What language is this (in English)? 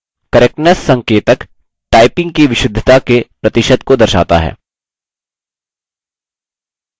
Hindi